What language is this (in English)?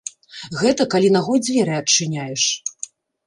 Belarusian